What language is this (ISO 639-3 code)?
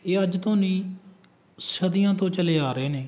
pan